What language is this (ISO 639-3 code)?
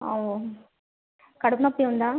tel